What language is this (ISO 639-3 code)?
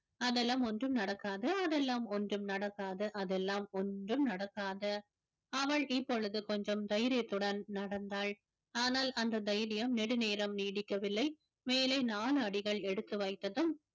tam